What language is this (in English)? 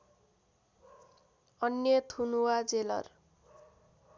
Nepali